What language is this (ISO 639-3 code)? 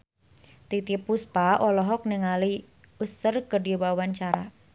sun